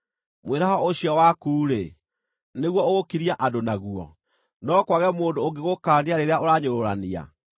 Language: Kikuyu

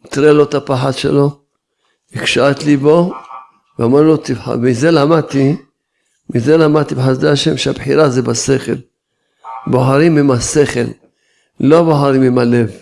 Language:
Hebrew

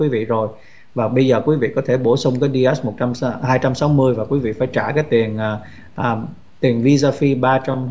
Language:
Vietnamese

